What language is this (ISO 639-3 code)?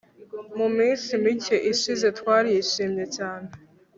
kin